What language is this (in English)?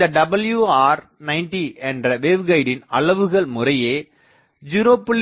Tamil